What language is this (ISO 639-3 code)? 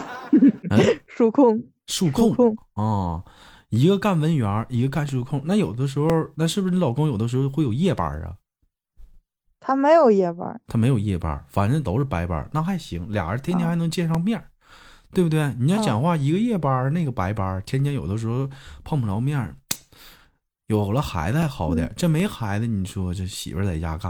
zho